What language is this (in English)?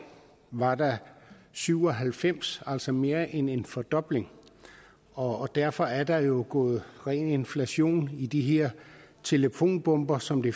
Danish